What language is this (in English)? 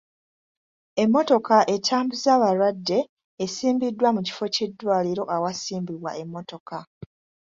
Ganda